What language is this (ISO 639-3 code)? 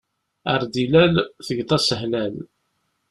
kab